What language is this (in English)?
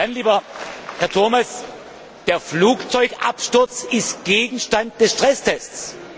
German